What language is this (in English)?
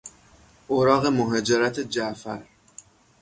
Persian